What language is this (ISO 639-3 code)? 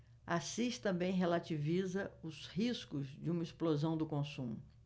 por